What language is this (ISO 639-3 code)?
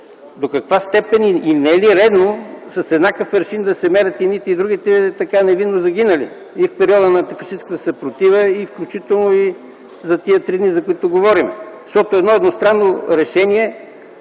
bul